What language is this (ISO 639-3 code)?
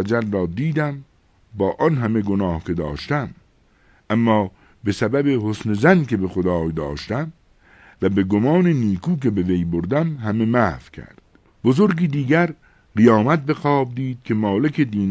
fas